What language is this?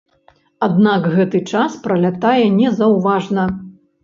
Belarusian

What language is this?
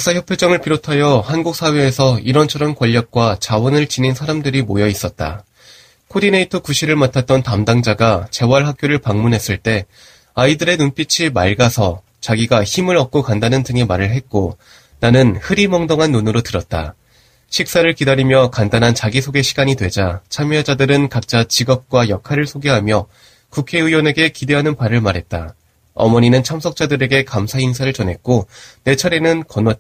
Korean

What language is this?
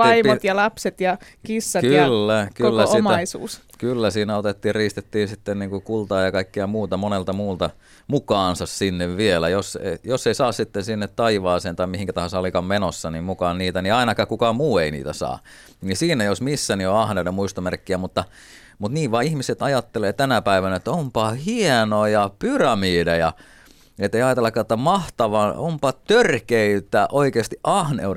Finnish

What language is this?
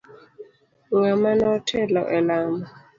Luo (Kenya and Tanzania)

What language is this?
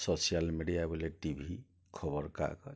Odia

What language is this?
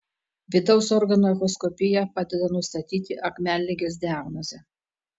Lithuanian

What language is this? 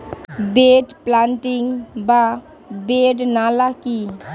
Bangla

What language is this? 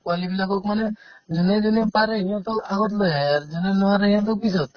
Assamese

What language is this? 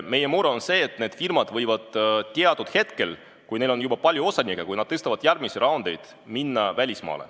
Estonian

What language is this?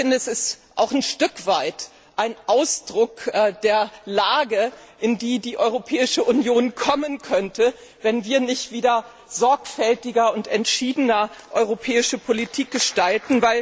German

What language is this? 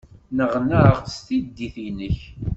Kabyle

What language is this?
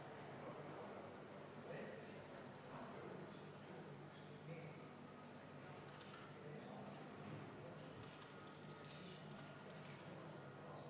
Estonian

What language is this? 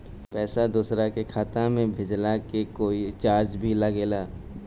Bhojpuri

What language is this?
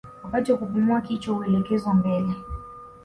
Swahili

